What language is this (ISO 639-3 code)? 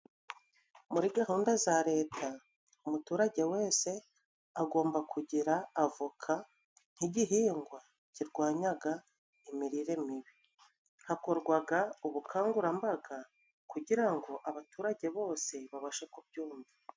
kin